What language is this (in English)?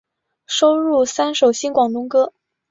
Chinese